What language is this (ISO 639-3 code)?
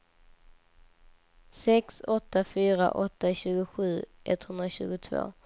swe